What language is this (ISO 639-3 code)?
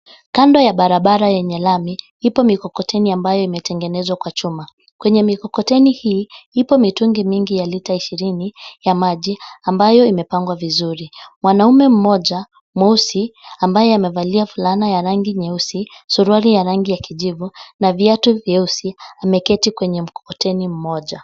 swa